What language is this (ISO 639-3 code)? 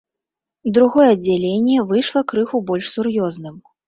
bel